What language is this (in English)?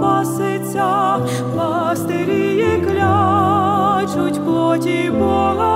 Ukrainian